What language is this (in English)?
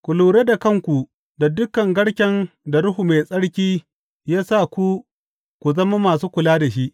Hausa